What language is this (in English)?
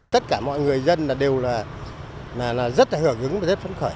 Vietnamese